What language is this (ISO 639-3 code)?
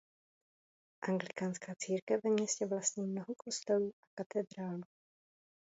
ces